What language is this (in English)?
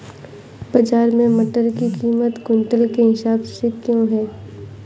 Hindi